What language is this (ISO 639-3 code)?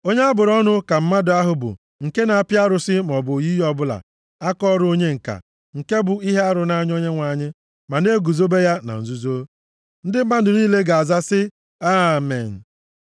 ibo